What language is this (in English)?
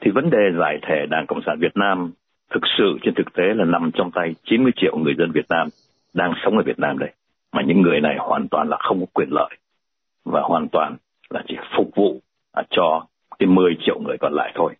Vietnamese